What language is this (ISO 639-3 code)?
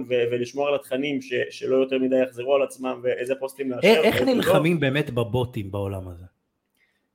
heb